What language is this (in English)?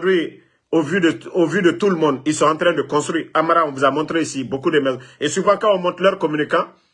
French